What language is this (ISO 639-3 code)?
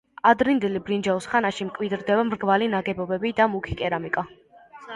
kat